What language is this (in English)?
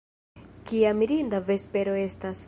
Esperanto